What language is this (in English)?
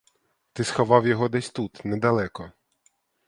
Ukrainian